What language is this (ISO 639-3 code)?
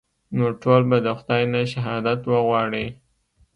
pus